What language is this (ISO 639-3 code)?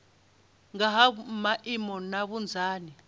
ven